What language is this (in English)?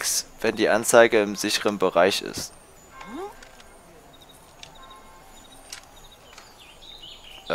German